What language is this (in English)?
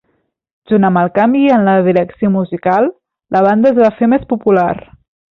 Catalan